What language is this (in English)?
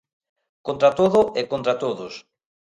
Galician